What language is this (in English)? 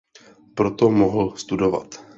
Czech